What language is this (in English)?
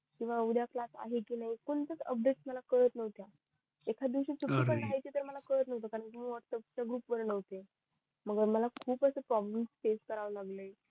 Marathi